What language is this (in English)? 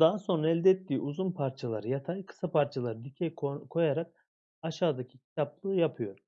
Turkish